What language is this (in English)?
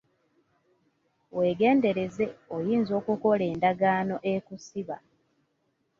Ganda